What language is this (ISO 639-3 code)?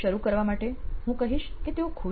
guj